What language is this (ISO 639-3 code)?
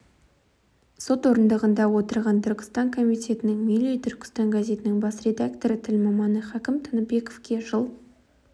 kaz